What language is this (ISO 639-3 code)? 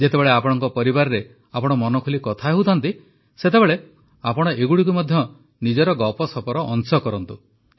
ori